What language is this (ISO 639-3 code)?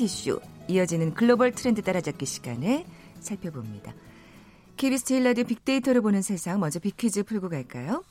kor